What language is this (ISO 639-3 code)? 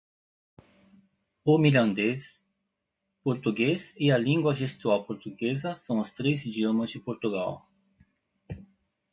por